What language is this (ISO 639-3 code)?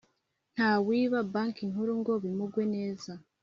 kin